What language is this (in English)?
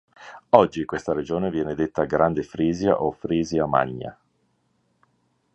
Italian